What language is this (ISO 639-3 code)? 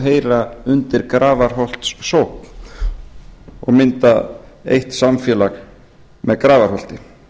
isl